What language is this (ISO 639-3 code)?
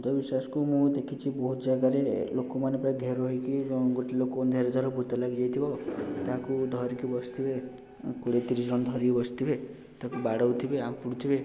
ori